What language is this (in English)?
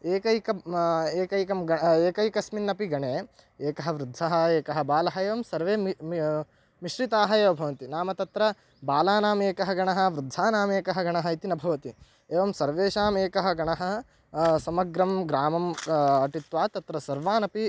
Sanskrit